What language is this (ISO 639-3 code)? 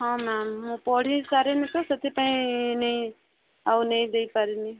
ori